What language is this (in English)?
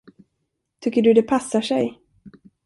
Swedish